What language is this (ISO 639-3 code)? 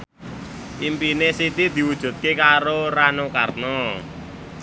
jav